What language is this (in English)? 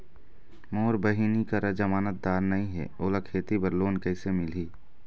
Chhattisgarhi